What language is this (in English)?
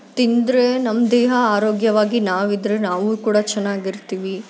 Kannada